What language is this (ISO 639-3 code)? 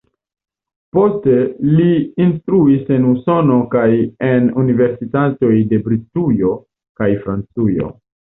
epo